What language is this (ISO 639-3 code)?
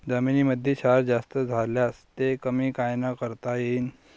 mar